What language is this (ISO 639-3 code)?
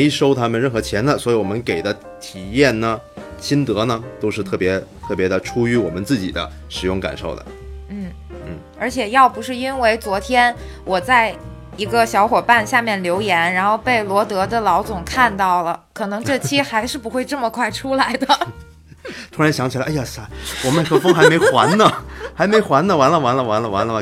zho